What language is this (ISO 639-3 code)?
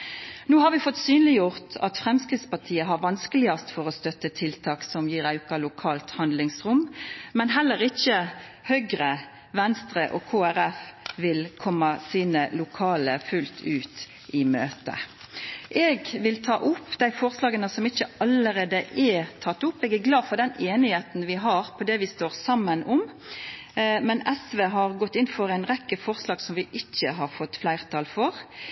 nno